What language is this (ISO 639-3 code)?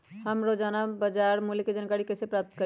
mag